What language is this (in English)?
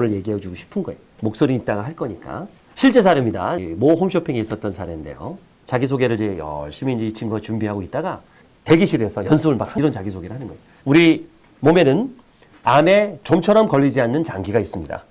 Korean